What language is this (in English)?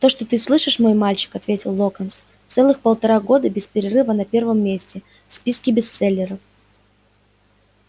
Russian